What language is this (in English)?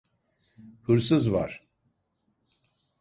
Turkish